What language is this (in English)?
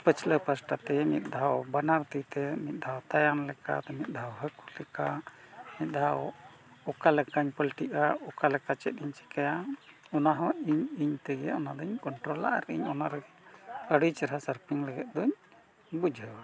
Santali